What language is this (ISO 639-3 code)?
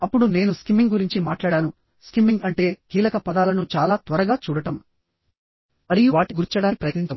tel